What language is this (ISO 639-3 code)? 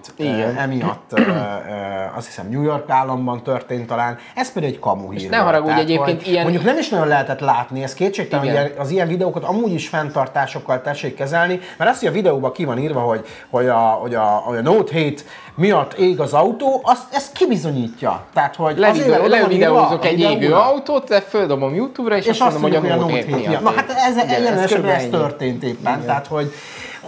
hun